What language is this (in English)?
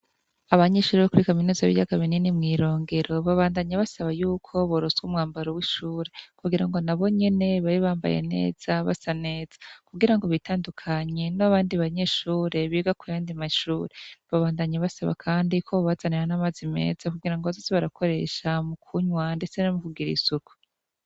Rundi